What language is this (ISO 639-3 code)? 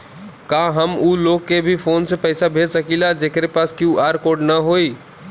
bho